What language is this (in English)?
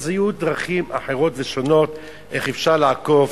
Hebrew